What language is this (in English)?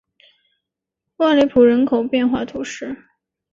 Chinese